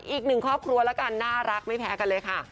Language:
Thai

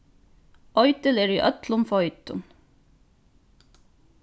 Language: Faroese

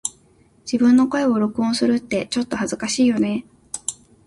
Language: Japanese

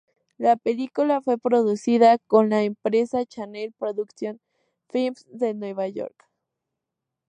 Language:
Spanish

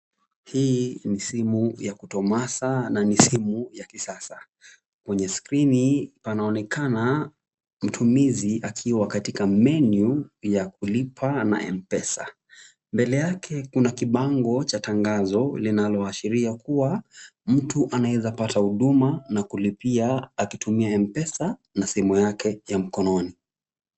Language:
Swahili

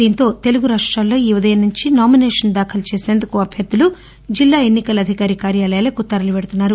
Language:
Telugu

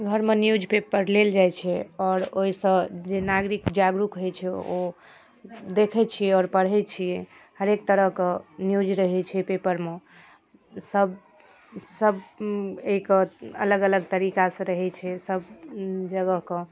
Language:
Maithili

